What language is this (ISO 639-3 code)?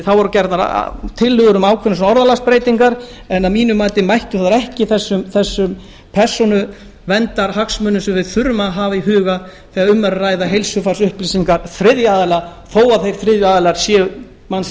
isl